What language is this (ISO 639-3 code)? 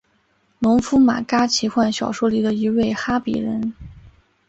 zho